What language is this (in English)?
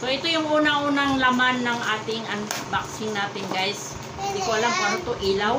Filipino